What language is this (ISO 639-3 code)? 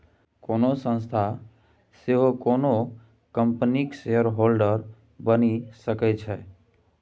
mai